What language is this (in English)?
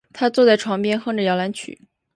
Chinese